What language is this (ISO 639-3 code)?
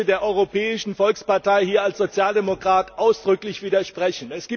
deu